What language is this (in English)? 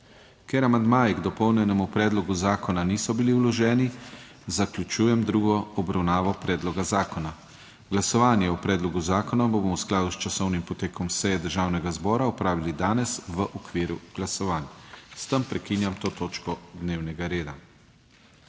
Slovenian